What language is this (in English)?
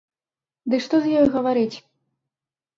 Belarusian